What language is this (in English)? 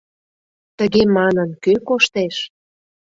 Mari